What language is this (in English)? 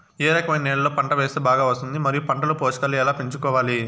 Telugu